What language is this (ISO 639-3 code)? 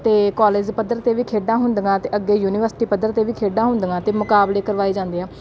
pan